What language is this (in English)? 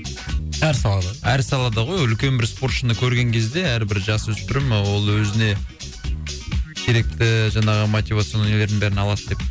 Kazakh